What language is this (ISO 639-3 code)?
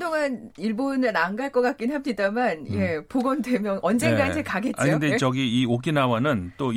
kor